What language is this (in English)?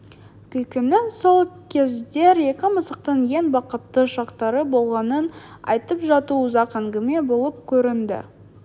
Kazakh